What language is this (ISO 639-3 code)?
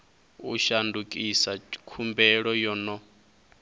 ven